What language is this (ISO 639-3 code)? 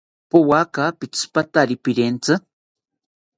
cpy